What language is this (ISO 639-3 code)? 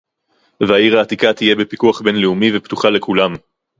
heb